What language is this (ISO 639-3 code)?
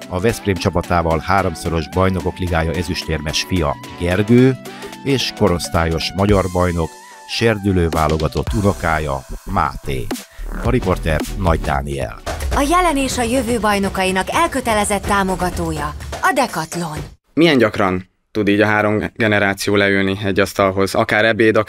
hun